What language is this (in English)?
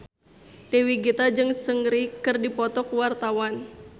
Sundanese